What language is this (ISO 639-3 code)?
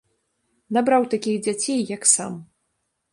bel